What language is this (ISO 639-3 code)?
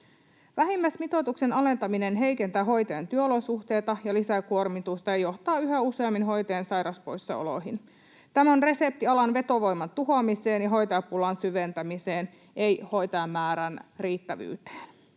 fin